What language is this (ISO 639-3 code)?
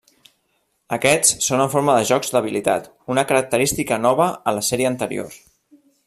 cat